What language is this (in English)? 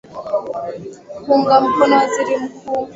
Swahili